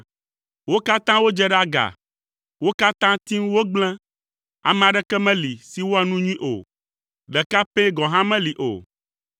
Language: Ewe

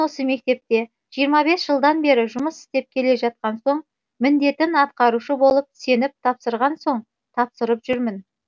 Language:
Kazakh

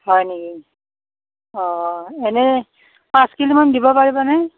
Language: Assamese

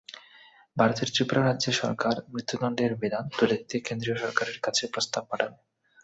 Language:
Bangla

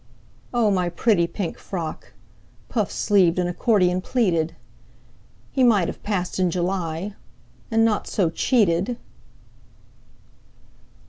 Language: English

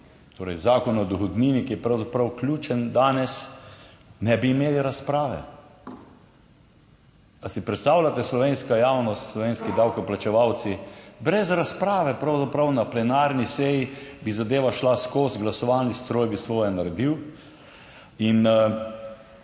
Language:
Slovenian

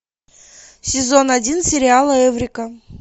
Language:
Russian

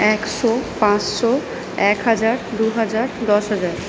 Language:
Bangla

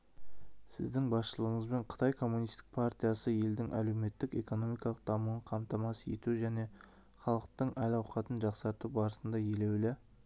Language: Kazakh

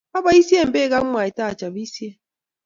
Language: Kalenjin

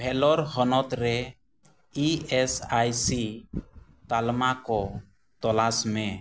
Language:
Santali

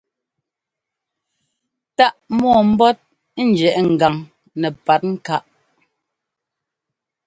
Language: Ngomba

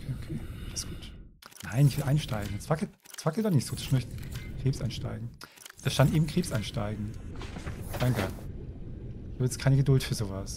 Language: German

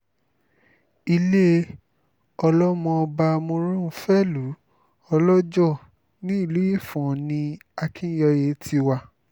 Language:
Yoruba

